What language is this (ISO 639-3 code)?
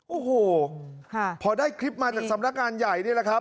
tha